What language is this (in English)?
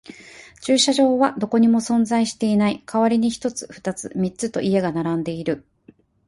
Japanese